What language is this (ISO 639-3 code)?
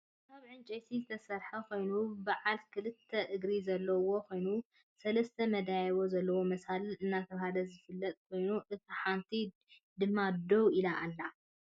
tir